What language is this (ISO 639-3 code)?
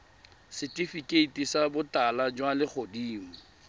tsn